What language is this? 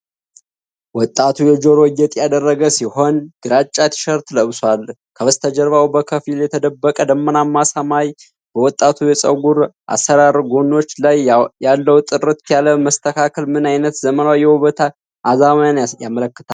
Amharic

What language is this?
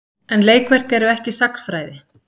Icelandic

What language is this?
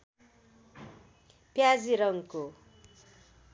Nepali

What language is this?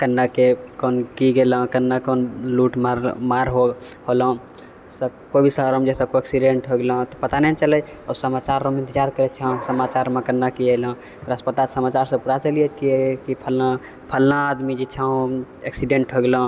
Maithili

